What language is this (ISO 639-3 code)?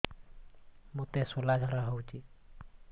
ori